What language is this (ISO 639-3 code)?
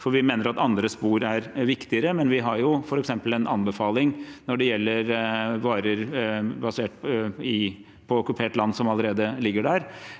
nor